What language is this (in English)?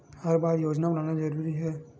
Chhattisgarhi